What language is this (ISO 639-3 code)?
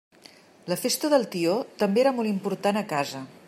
cat